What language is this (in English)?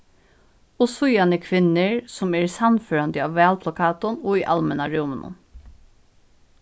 Faroese